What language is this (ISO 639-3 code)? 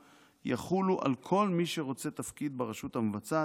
heb